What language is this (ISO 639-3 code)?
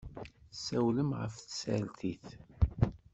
kab